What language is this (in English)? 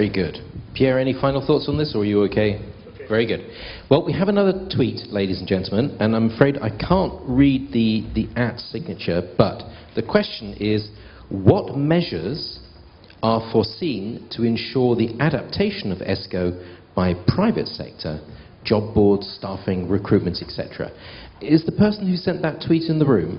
English